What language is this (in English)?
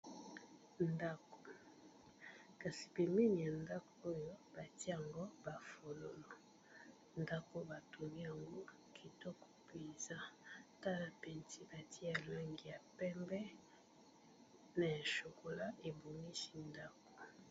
Lingala